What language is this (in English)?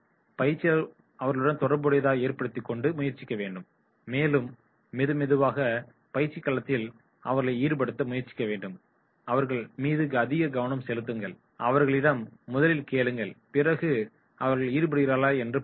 Tamil